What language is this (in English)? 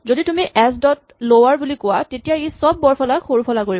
Assamese